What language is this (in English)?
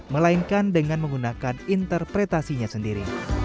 Indonesian